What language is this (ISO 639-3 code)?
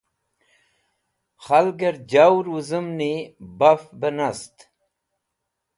wbl